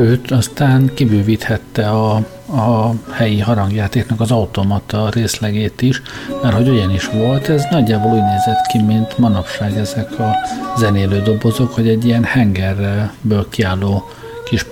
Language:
Hungarian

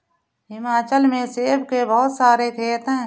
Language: Hindi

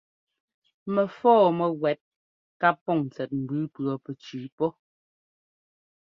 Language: Ngomba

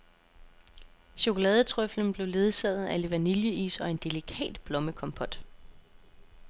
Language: Danish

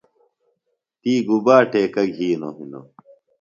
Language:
Phalura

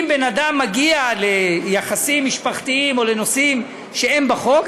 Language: Hebrew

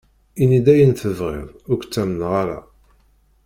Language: Kabyle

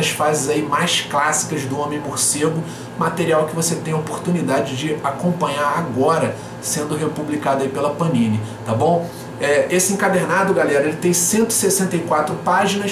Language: Portuguese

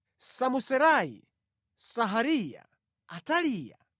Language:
Nyanja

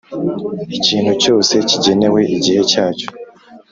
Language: Kinyarwanda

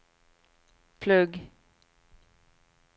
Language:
Norwegian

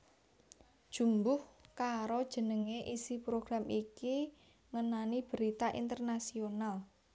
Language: Javanese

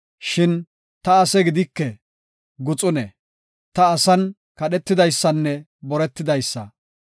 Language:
Gofa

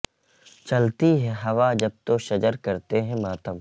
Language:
Urdu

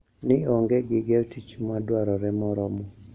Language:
Luo (Kenya and Tanzania)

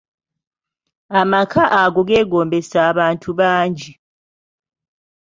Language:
Ganda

